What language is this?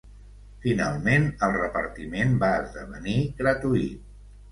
Catalan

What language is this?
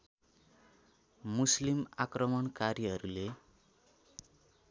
Nepali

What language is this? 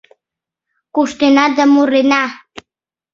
Mari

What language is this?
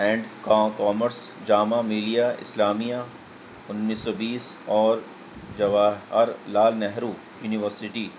Urdu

